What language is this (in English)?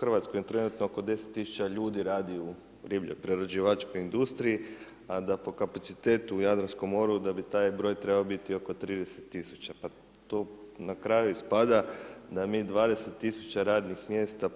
Croatian